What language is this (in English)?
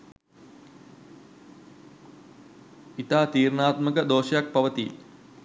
Sinhala